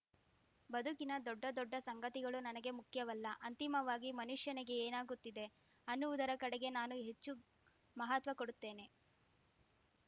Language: Kannada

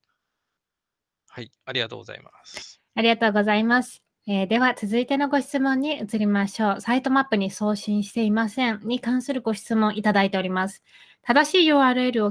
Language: Japanese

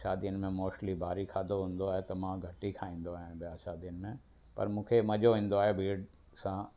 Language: Sindhi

